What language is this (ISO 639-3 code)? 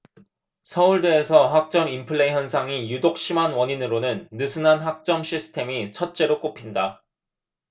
kor